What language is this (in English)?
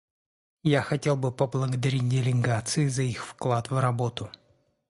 Russian